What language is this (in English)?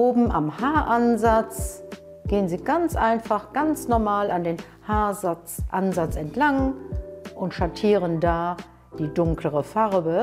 German